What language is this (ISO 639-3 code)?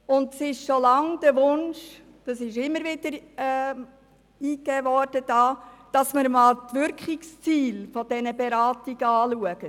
gsw